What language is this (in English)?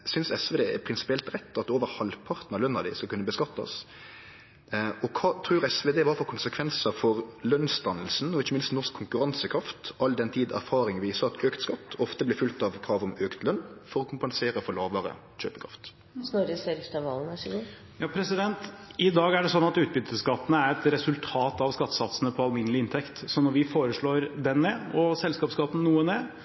Norwegian